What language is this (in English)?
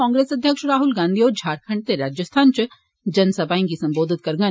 Dogri